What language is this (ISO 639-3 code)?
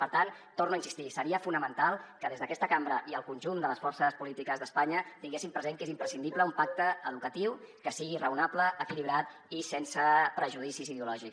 cat